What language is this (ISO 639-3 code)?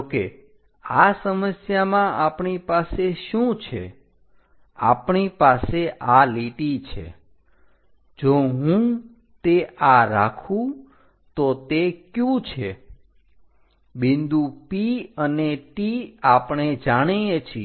guj